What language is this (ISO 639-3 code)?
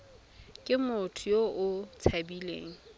tsn